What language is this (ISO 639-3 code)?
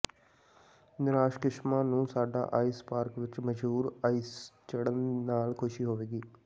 pan